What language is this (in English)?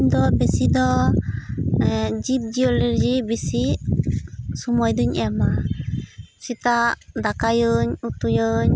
Santali